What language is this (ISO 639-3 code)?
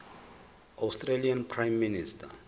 zul